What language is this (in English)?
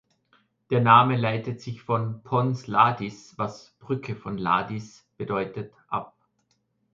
German